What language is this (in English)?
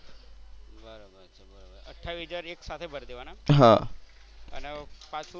Gujarati